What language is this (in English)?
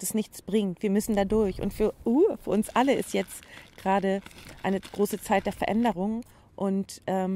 German